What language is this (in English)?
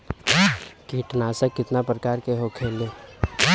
Bhojpuri